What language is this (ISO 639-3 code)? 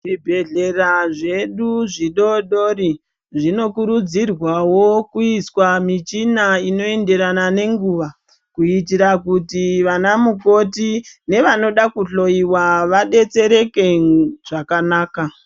ndc